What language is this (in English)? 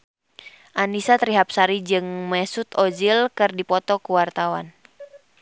Sundanese